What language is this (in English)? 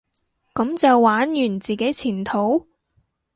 Cantonese